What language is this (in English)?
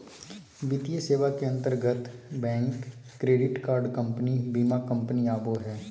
Magahi